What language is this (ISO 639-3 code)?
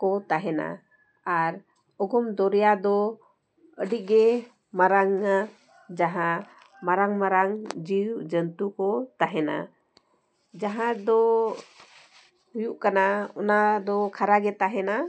sat